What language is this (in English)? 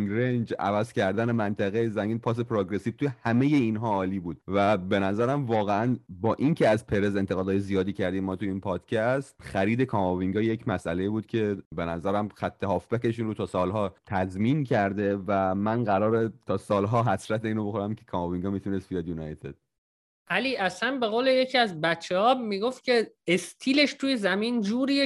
Persian